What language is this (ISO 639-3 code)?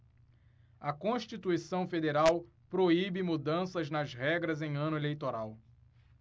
por